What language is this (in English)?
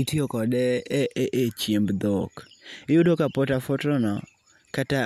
Luo (Kenya and Tanzania)